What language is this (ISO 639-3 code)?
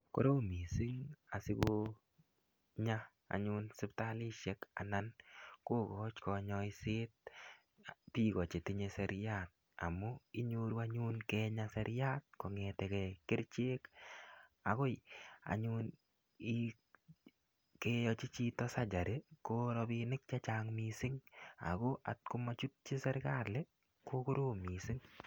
kln